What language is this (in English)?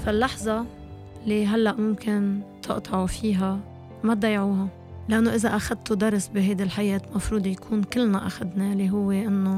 Arabic